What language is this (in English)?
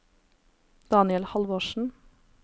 Norwegian